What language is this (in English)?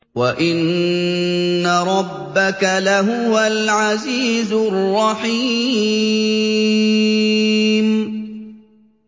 Arabic